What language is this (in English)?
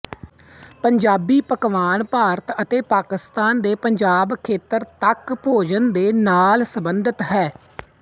Punjabi